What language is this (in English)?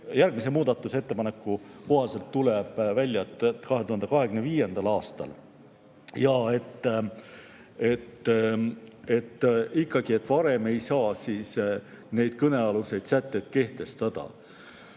Estonian